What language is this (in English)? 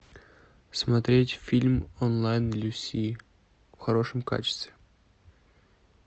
Russian